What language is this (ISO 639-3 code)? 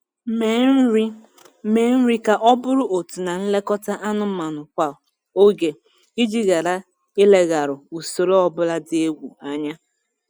ibo